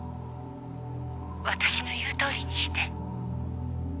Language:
Japanese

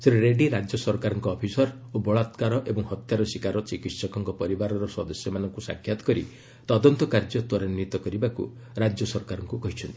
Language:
Odia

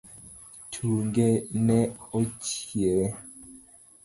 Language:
Luo (Kenya and Tanzania)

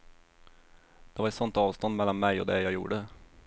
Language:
Swedish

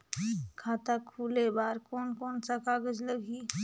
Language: Chhattisgarhi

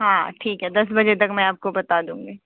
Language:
Hindi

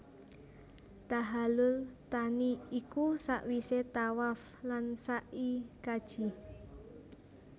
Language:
Javanese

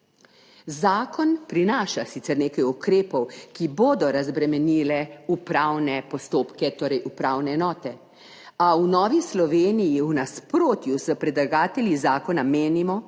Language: Slovenian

